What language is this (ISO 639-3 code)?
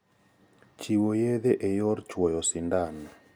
luo